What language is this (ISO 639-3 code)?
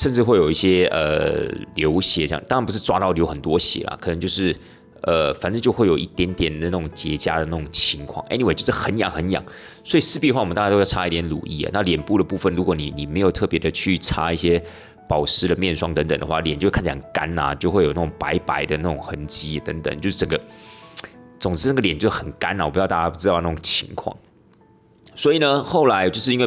zho